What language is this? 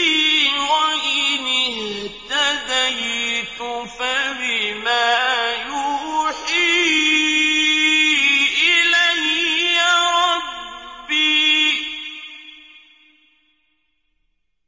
Arabic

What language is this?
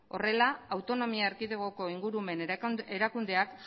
Basque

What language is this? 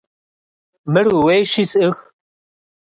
Kabardian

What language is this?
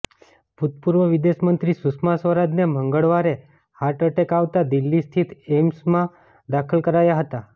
Gujarati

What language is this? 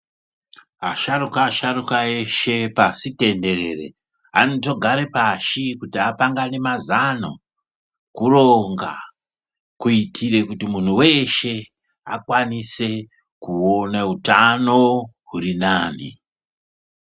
Ndau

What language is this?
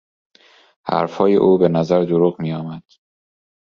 Persian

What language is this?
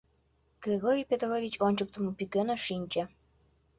Mari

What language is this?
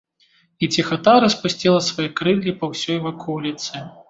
Belarusian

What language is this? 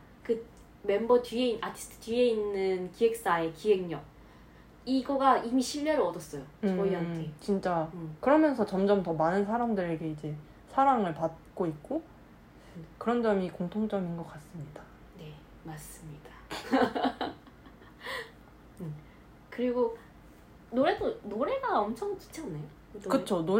Korean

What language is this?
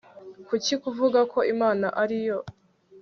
Kinyarwanda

